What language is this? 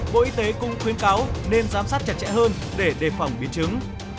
Vietnamese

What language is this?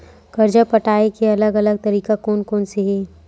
Chhattisgarhi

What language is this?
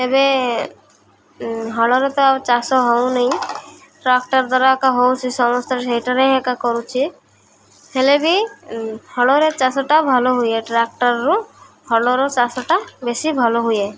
Odia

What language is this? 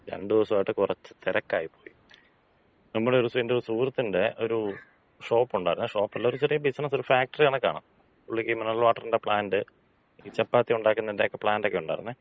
Malayalam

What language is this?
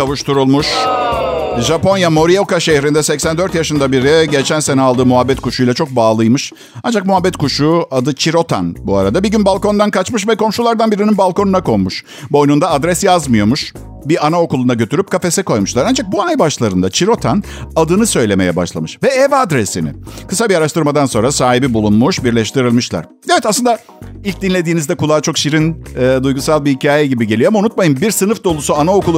Turkish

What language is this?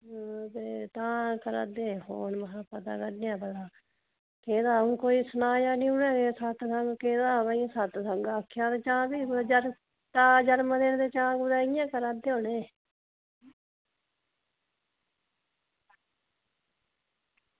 Dogri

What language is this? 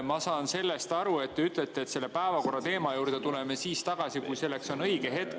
Estonian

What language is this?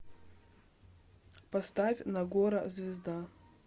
Russian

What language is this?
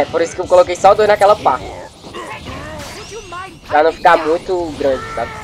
Portuguese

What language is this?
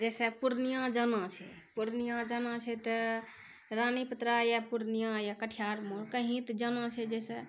Maithili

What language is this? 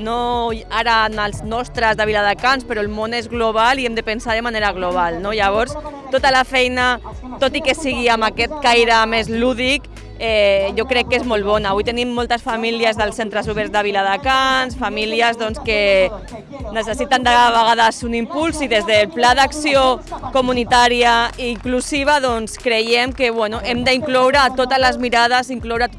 Catalan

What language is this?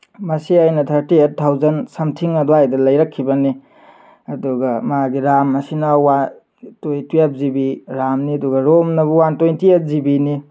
Manipuri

